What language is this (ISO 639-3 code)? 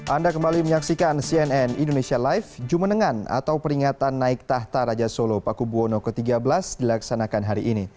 ind